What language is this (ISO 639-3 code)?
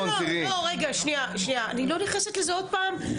heb